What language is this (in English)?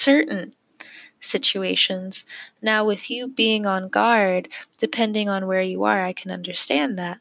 English